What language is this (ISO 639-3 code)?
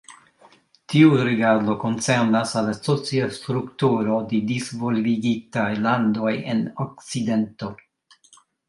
epo